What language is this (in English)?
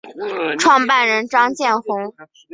Chinese